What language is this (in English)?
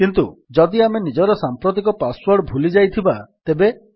Odia